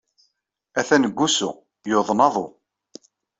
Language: Kabyle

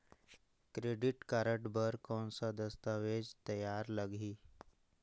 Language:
Chhattisgarhi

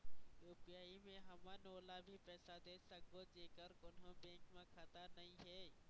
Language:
Chhattisgarhi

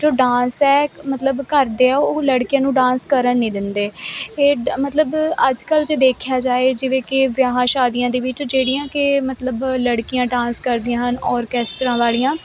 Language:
Punjabi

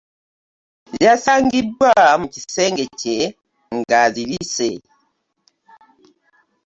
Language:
Ganda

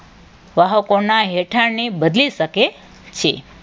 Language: Gujarati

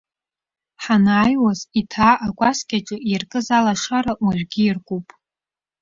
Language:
Abkhazian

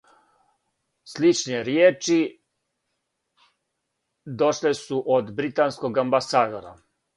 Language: Serbian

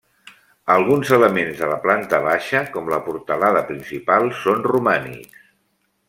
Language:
Catalan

